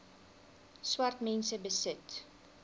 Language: Afrikaans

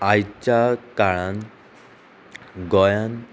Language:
Konkani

